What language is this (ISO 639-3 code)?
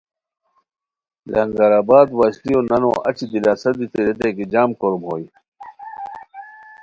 khw